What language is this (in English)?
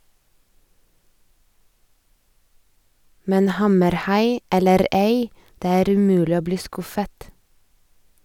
Norwegian